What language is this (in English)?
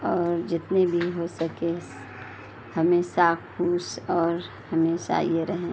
Urdu